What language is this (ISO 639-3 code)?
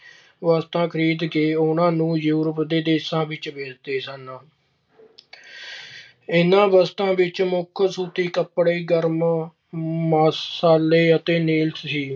pan